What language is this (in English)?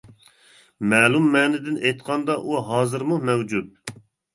Uyghur